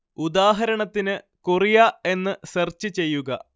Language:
Malayalam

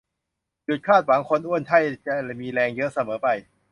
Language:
Thai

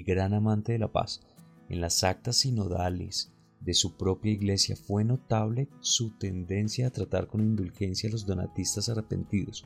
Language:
Spanish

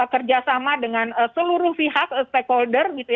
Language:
Indonesian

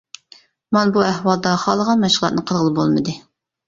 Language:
Uyghur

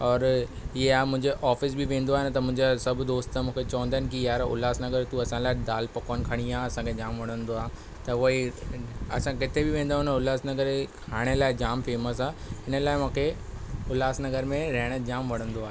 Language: Sindhi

